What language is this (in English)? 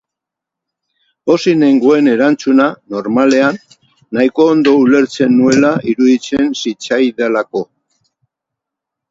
Basque